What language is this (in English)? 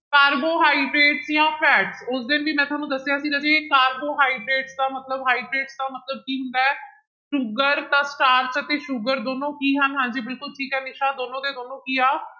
Punjabi